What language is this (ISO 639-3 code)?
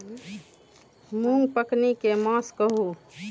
mai